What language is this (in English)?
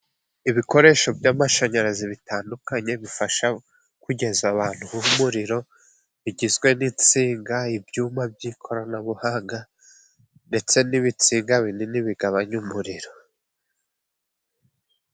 Kinyarwanda